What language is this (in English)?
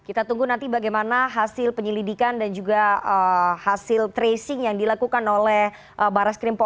Indonesian